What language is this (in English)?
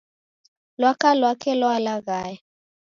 Taita